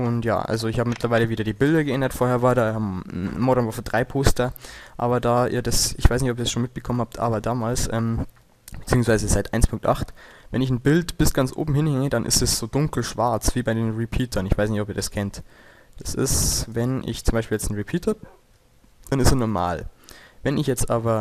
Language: German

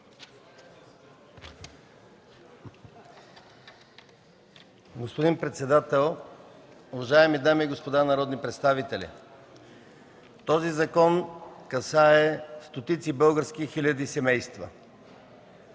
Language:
Bulgarian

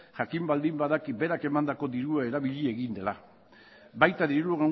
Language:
Basque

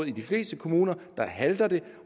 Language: Danish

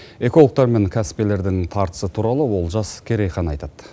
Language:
Kazakh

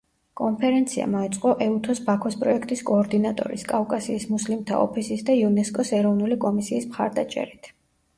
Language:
Georgian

